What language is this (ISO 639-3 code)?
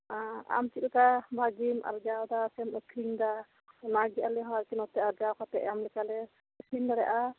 sat